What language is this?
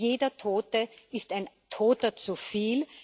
German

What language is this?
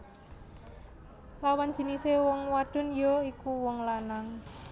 Javanese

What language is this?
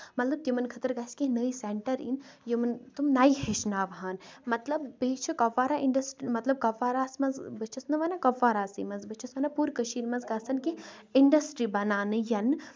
Kashmiri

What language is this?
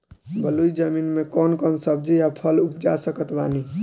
Bhojpuri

